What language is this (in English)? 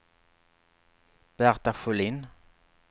Swedish